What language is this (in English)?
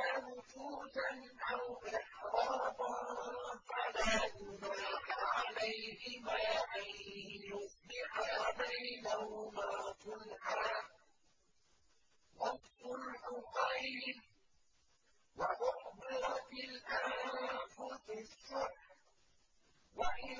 Arabic